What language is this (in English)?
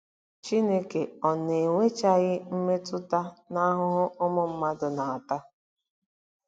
Igbo